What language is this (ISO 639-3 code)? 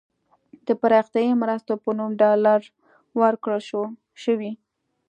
pus